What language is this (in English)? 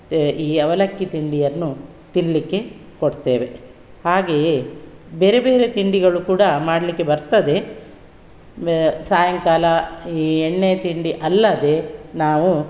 Kannada